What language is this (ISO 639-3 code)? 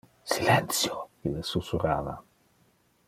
ina